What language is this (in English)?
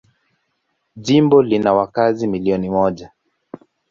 Swahili